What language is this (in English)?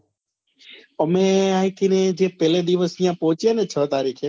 Gujarati